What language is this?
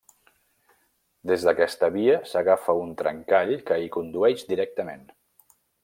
Catalan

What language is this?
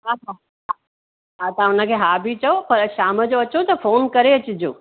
Sindhi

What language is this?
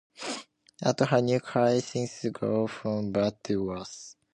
English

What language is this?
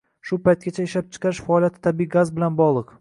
Uzbek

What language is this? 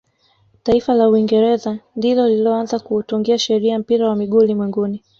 Swahili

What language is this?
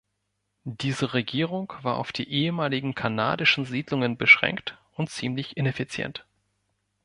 German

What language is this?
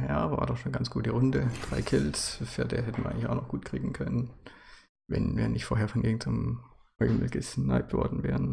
German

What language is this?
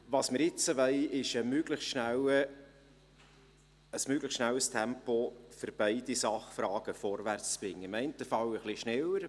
Swiss German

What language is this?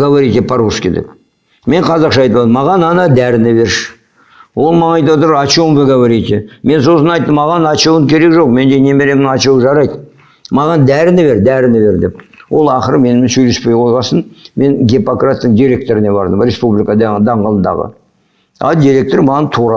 Kazakh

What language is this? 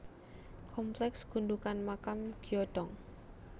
Javanese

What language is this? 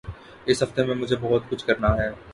Urdu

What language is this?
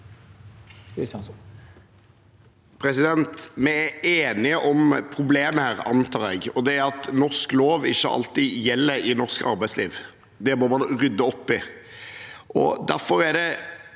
Norwegian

